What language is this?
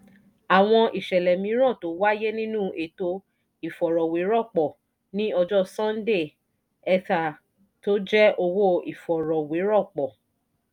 Yoruba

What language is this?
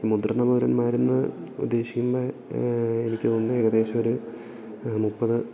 Malayalam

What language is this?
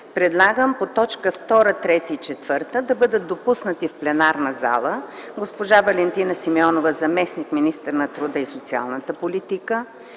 Bulgarian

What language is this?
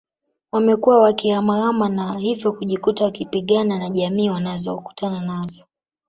Swahili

